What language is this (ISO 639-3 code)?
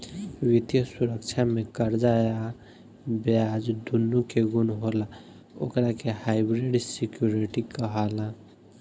bho